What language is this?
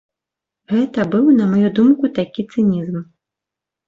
Belarusian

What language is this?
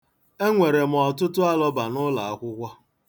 Igbo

